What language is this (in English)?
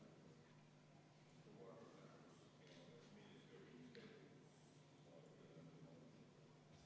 Estonian